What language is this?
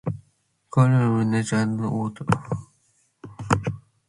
Manx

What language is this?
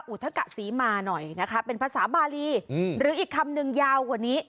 Thai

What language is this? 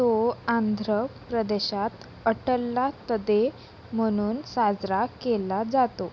Marathi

